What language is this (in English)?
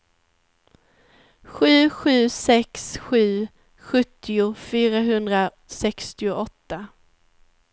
Swedish